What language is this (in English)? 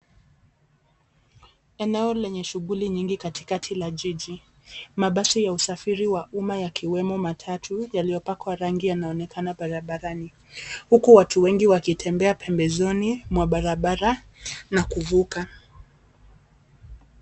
Swahili